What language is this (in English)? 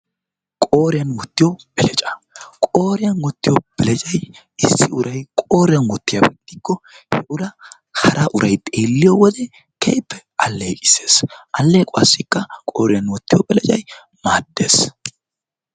Wolaytta